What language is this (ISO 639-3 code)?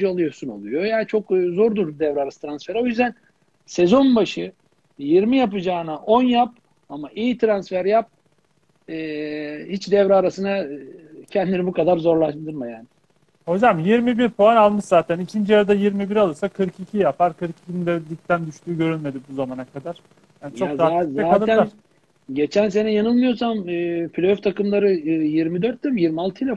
tur